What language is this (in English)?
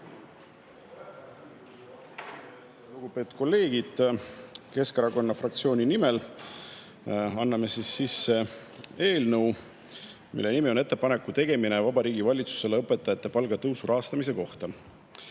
Estonian